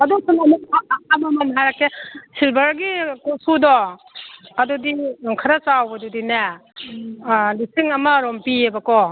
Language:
Manipuri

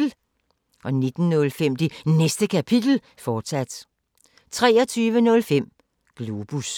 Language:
Danish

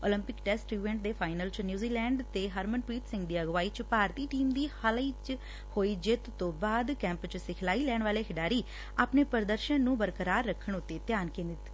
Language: Punjabi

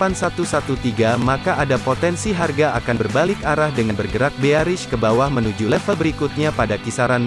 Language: Indonesian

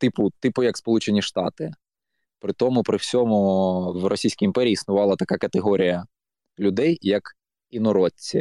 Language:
Ukrainian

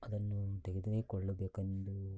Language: Kannada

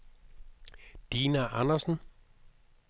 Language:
Danish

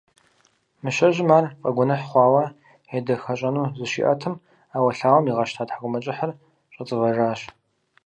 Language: Kabardian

